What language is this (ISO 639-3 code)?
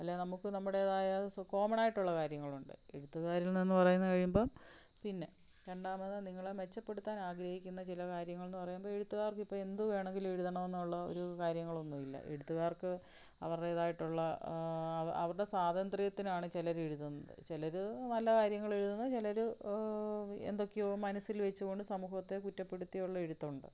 mal